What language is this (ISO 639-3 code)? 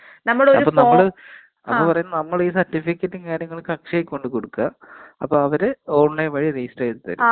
mal